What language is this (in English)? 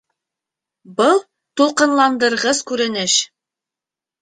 Bashkir